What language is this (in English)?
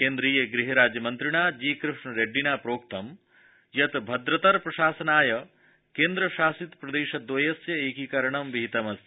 Sanskrit